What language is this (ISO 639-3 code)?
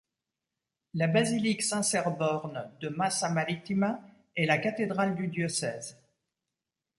fra